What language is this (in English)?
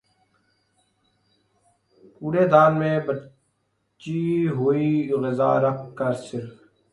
Urdu